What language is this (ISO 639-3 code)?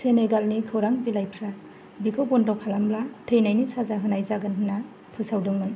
brx